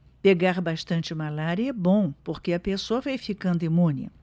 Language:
Portuguese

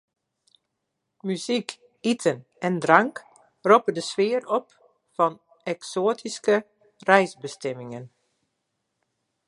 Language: Western Frisian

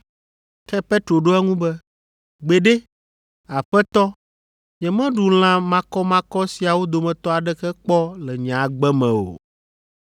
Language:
Ewe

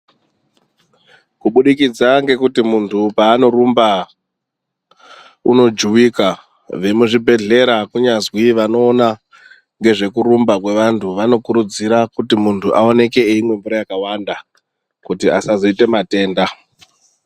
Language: Ndau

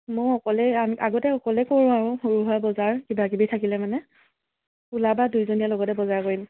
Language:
Assamese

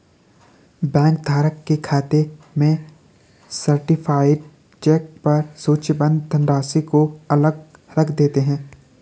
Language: Hindi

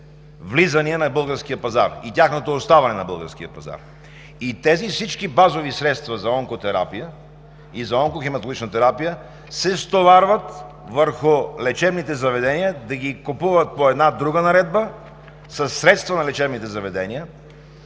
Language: Bulgarian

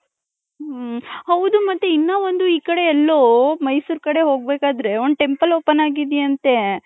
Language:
Kannada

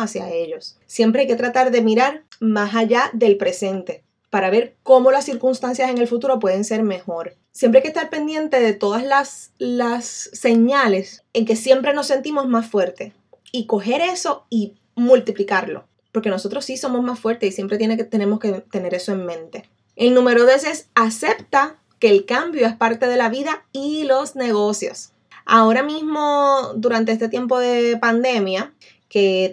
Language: Spanish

